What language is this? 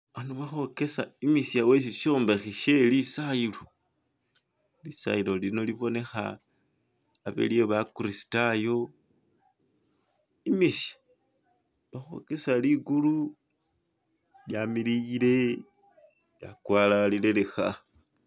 Masaaba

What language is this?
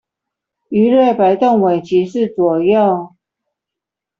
Chinese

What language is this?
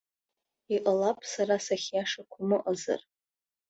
Abkhazian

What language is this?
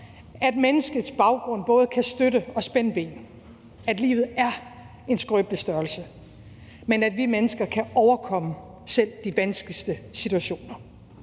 Danish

